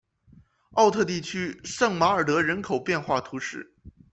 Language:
Chinese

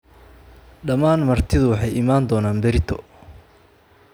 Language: Somali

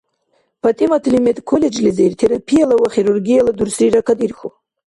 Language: Dargwa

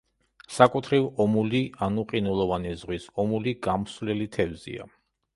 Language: Georgian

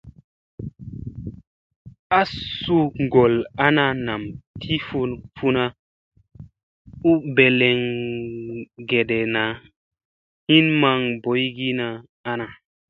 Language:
Musey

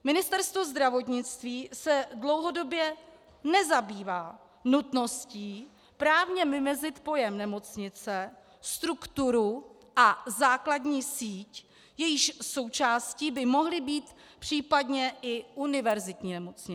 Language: Czech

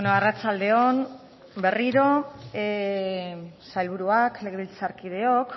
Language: Basque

